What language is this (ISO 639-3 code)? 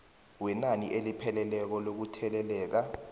nbl